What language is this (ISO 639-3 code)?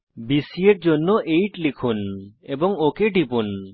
ben